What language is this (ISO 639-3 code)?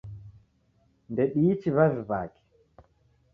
dav